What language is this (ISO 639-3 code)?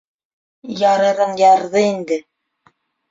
bak